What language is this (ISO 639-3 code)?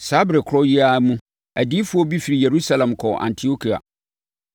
aka